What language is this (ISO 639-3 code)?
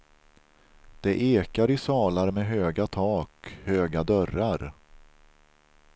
swe